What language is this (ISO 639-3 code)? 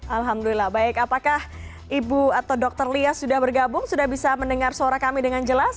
ind